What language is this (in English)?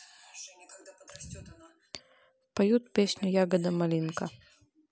Russian